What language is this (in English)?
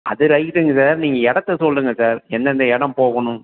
Tamil